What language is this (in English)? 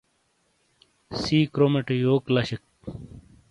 Shina